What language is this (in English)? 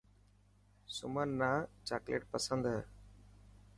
Dhatki